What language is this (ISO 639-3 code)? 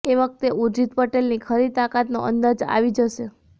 guj